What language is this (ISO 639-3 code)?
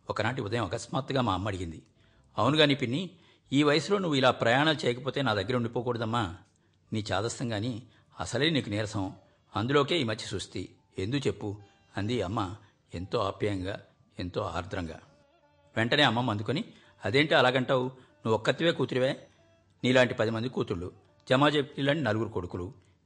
tel